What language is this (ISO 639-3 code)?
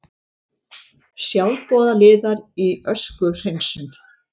isl